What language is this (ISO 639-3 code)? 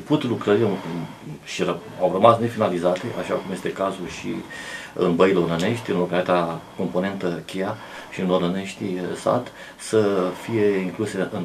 ron